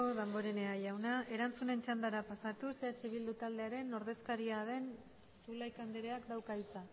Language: Basque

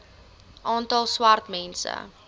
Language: Afrikaans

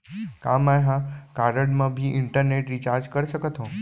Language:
Chhattisgarhi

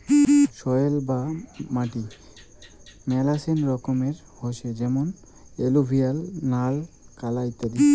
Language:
Bangla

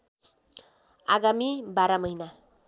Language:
Nepali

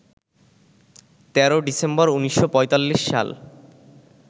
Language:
Bangla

